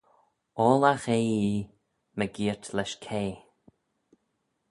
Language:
Manx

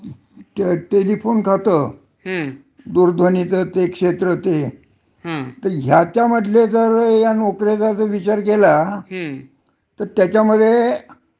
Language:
Marathi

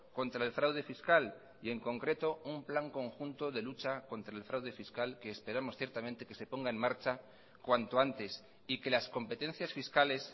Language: Spanish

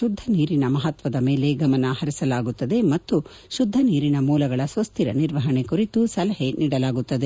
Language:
Kannada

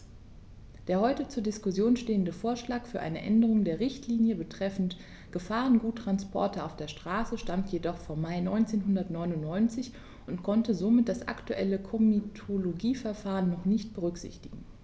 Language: German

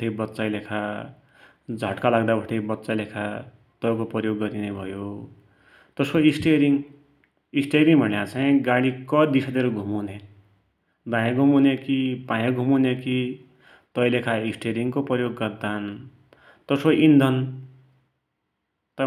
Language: Dotyali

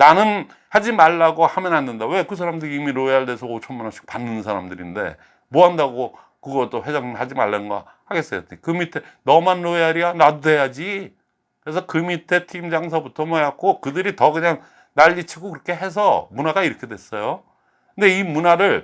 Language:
Korean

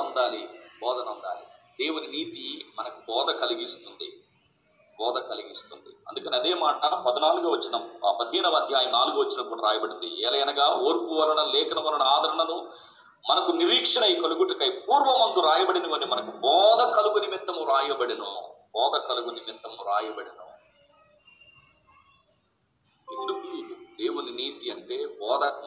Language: Telugu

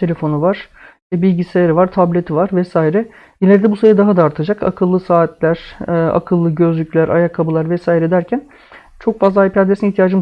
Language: Turkish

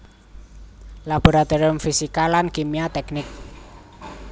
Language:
Javanese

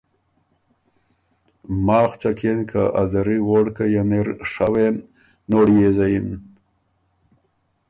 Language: Ormuri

